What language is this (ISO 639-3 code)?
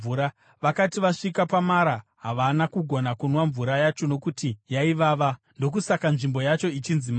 sna